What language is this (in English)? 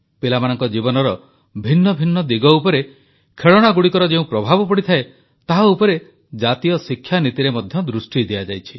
Odia